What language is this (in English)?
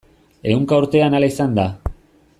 Basque